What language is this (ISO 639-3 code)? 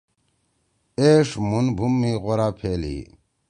trw